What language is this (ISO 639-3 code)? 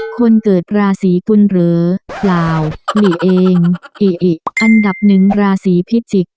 tha